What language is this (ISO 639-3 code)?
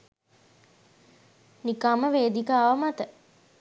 sin